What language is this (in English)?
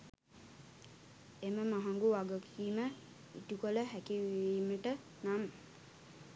Sinhala